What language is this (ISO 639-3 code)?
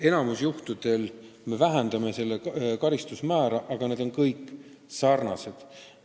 est